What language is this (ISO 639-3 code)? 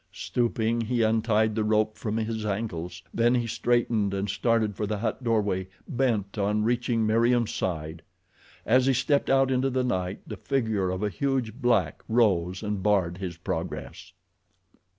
eng